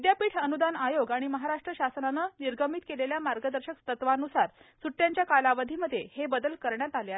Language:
Marathi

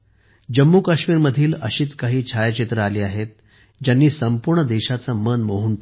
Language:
Marathi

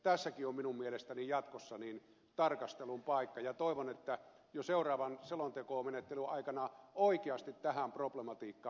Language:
Finnish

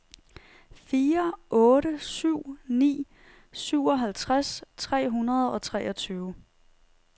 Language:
Danish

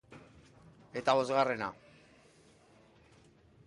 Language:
Basque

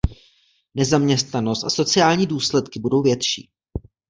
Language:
Czech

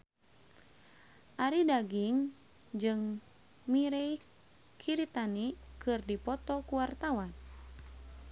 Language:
Sundanese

